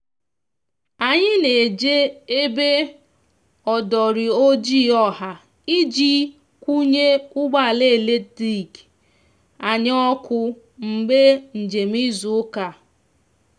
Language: Igbo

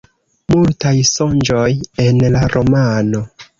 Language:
Esperanto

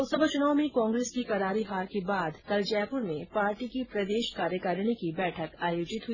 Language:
Hindi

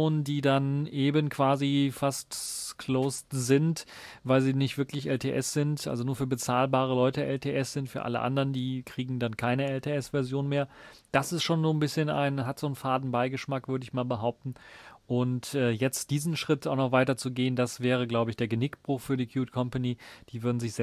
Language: German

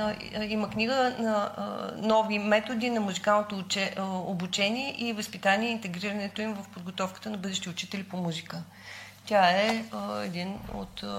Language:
Bulgarian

